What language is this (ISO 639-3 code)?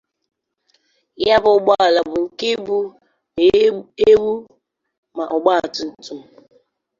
ibo